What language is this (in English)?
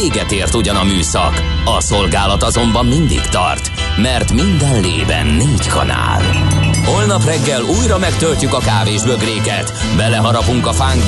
Hungarian